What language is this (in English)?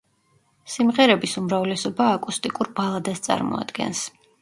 Georgian